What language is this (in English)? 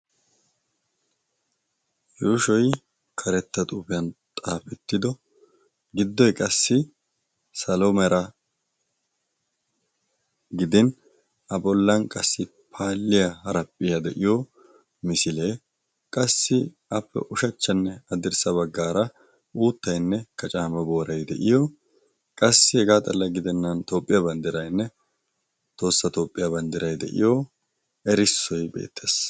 Wolaytta